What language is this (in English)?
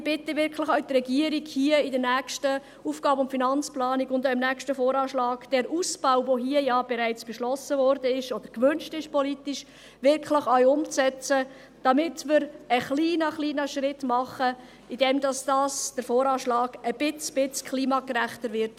Swiss German